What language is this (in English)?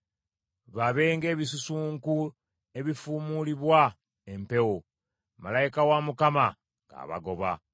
Ganda